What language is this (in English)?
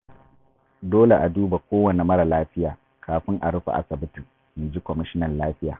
Hausa